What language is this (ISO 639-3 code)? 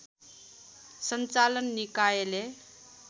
nep